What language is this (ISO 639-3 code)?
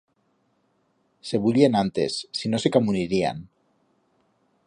arg